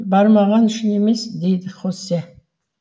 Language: Kazakh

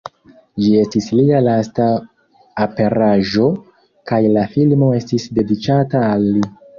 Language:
Esperanto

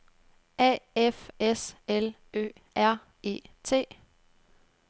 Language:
Danish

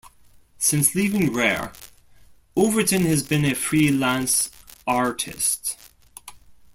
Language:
English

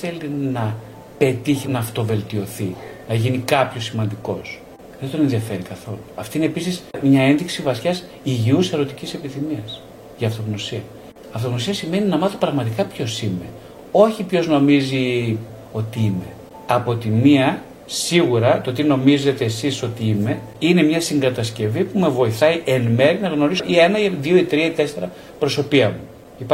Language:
Greek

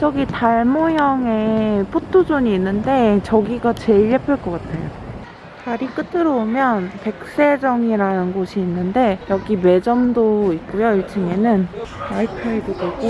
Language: Korean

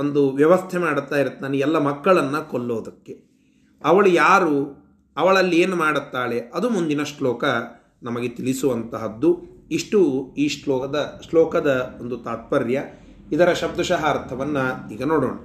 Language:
Kannada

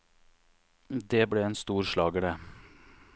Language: Norwegian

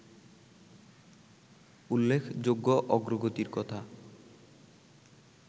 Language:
Bangla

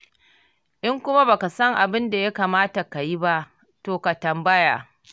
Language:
Hausa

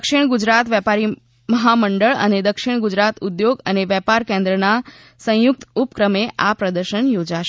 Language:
Gujarati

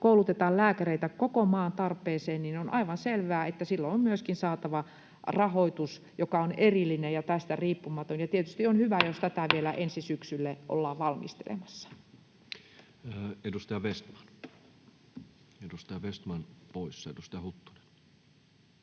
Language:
Finnish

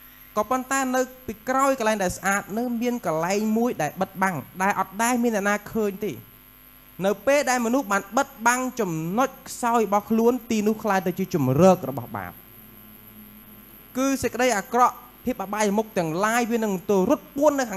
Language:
Thai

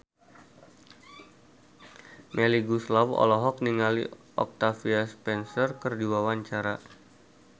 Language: Sundanese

